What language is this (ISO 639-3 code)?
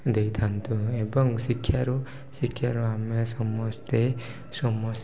ori